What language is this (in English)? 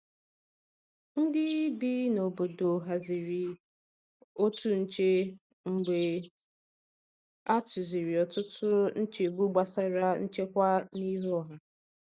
Igbo